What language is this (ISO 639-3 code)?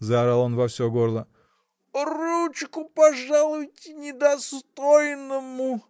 rus